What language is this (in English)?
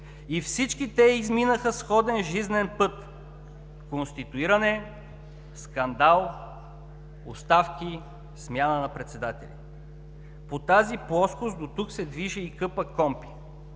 Bulgarian